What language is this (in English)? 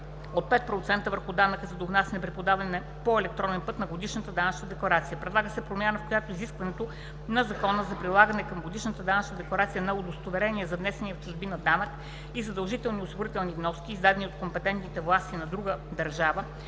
Bulgarian